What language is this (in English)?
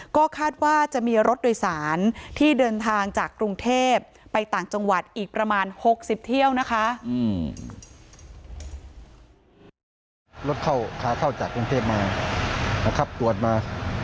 Thai